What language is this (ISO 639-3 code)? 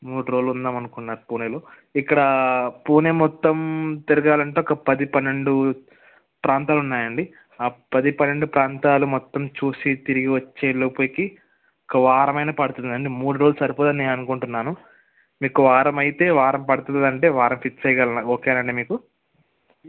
tel